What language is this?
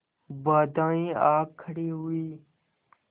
Hindi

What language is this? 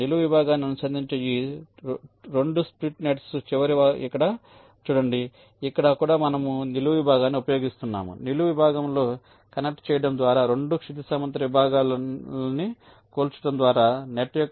Telugu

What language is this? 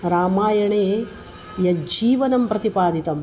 Sanskrit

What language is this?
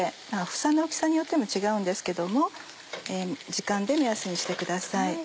Japanese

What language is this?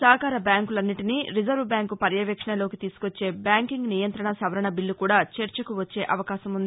Telugu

